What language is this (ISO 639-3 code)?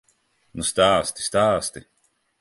lav